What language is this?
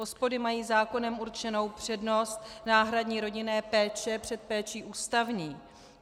Czech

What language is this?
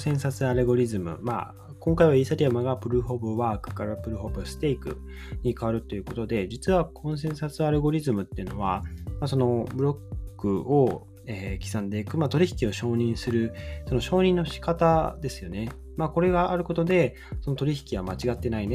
Japanese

